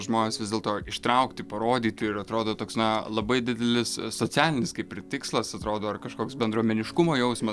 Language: Lithuanian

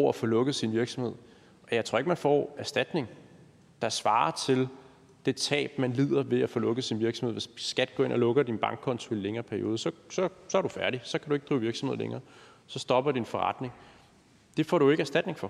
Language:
Danish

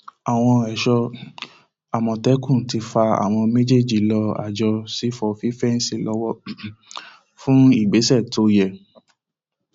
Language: Yoruba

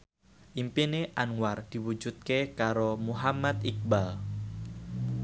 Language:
Javanese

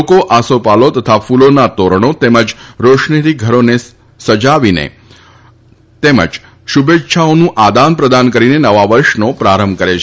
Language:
Gujarati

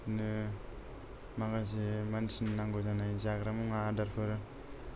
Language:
Bodo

